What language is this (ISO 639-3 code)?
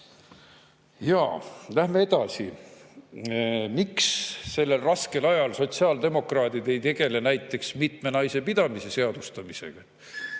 est